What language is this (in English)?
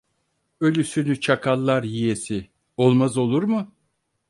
Turkish